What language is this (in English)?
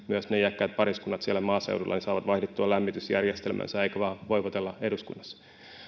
Finnish